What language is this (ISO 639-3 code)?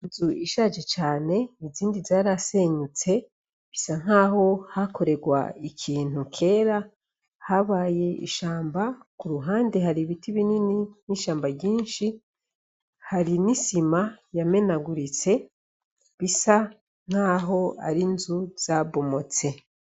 run